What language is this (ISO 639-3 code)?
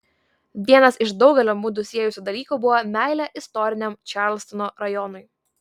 lit